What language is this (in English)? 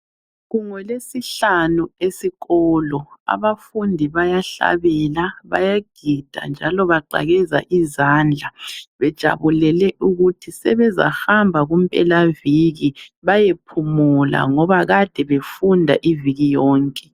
North Ndebele